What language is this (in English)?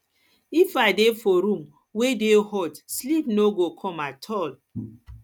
Nigerian Pidgin